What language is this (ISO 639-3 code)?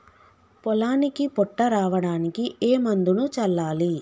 tel